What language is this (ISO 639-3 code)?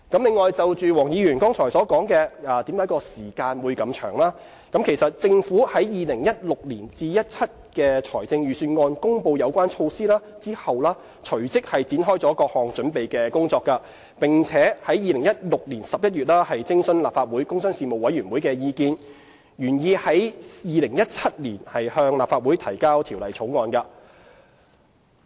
yue